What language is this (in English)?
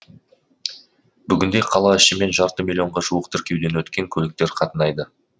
Kazakh